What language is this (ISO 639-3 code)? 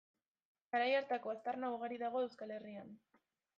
eus